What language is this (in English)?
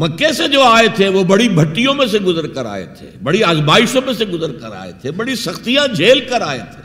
Urdu